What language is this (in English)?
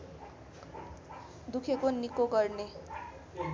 Nepali